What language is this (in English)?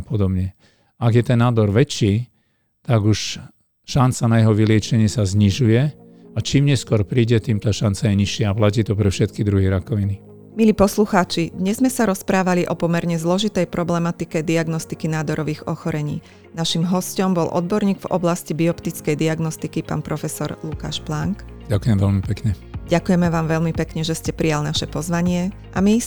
Slovak